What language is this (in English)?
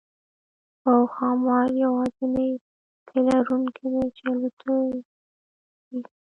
Pashto